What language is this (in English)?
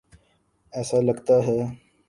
Urdu